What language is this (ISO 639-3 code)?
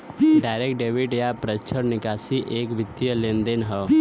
bho